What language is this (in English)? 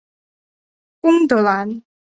Chinese